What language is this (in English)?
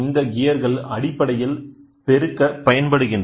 Tamil